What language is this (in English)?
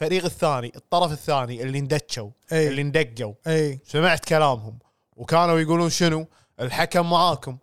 Arabic